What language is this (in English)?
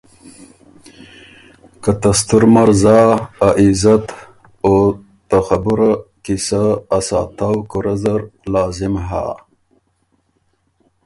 Ormuri